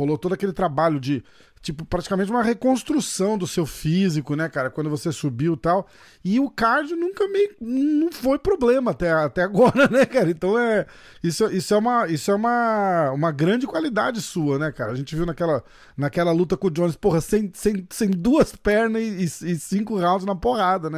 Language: Portuguese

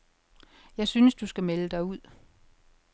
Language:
Danish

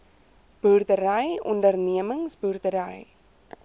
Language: Afrikaans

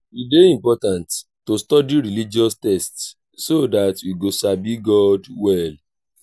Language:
Nigerian Pidgin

